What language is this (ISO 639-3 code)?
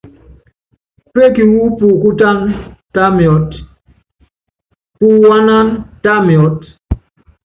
yav